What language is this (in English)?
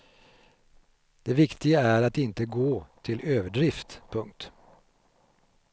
Swedish